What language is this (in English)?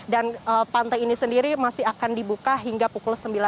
Indonesian